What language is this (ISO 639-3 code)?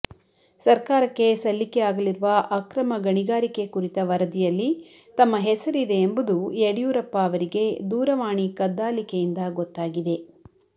kan